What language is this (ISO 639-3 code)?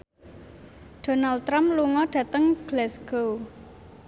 jav